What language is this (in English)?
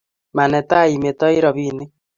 Kalenjin